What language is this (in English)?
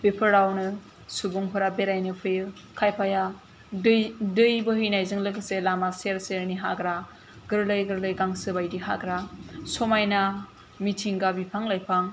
Bodo